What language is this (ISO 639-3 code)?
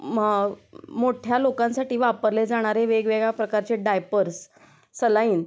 mar